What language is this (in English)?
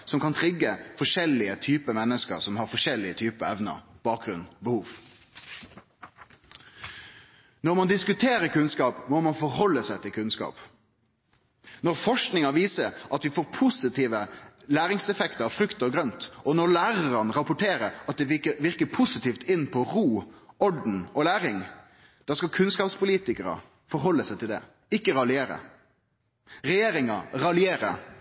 Norwegian Nynorsk